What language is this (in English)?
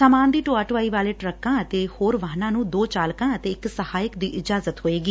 Punjabi